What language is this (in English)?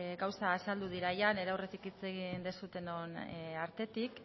Basque